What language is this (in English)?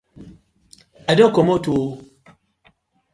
Nigerian Pidgin